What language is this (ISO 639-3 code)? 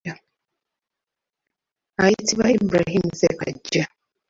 lug